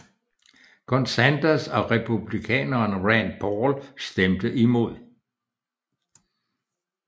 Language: Danish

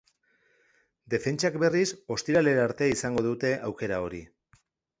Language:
Basque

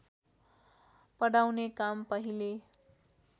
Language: Nepali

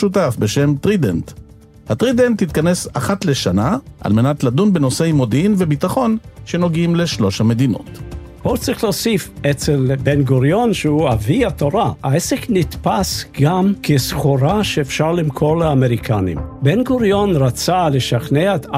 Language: Hebrew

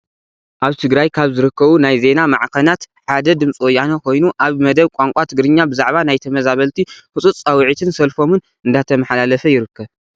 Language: Tigrinya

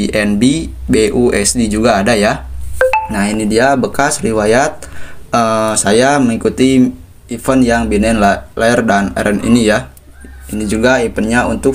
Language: Indonesian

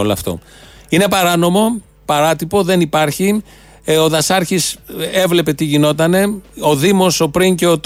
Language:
Greek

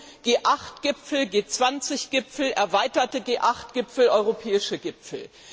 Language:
German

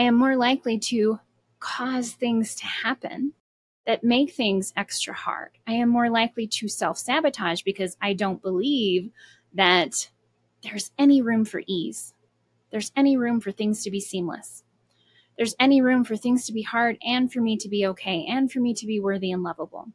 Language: English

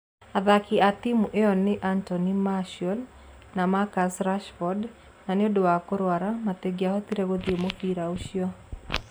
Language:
Kikuyu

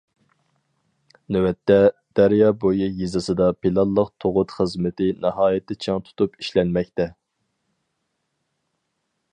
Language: Uyghur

